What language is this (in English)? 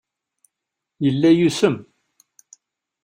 Kabyle